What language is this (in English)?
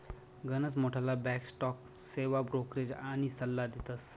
Marathi